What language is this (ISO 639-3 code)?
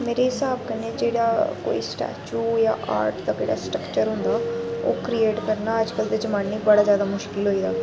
doi